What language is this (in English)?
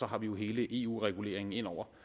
Danish